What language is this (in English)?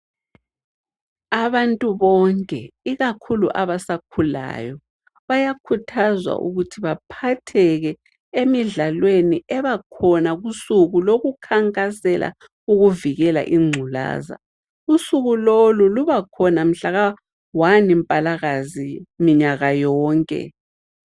North Ndebele